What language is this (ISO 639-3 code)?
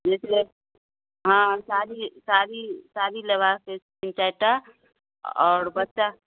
mai